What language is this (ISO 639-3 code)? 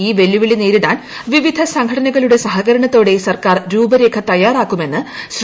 mal